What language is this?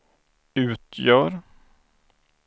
Swedish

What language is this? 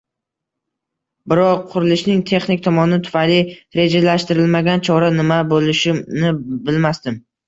Uzbek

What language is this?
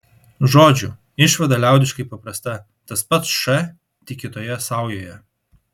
Lithuanian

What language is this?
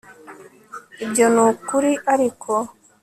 Kinyarwanda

